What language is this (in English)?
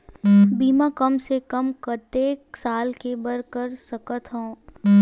Chhattisgarhi